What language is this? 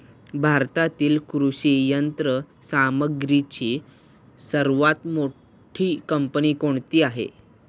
Marathi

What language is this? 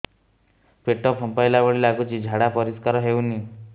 Odia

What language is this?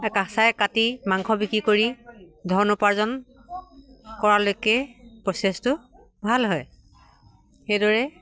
Assamese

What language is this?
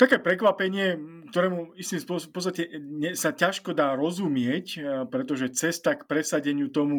Slovak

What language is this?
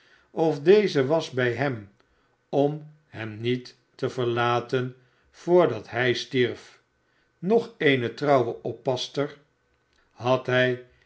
Dutch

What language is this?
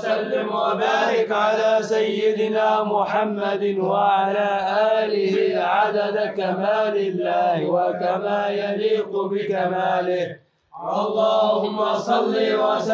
Arabic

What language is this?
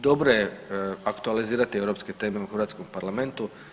Croatian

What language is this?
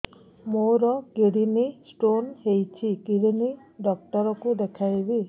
Odia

